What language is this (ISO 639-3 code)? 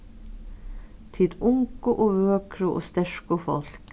fao